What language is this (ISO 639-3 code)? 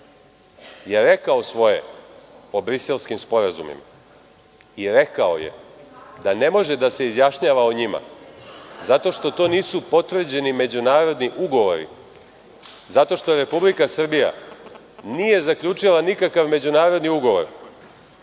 srp